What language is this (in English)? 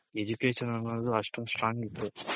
Kannada